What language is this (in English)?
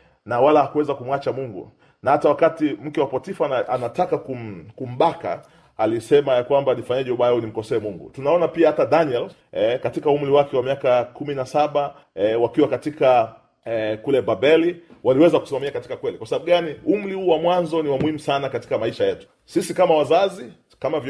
Swahili